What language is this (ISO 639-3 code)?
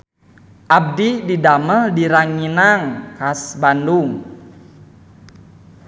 sun